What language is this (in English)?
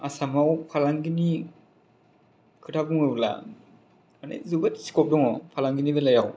Bodo